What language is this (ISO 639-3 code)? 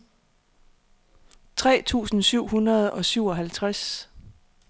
dan